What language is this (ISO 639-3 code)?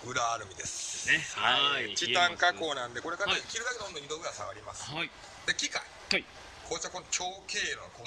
jpn